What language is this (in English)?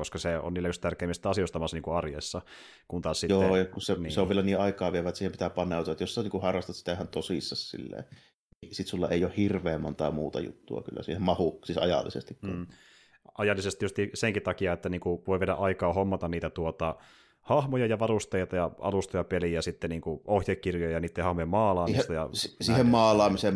Finnish